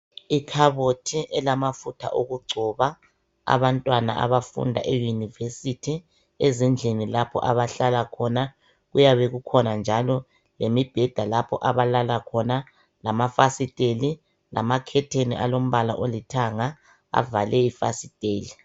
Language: North Ndebele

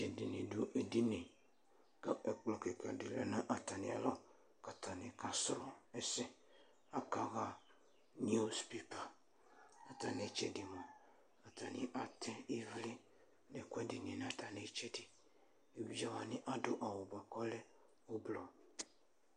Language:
Ikposo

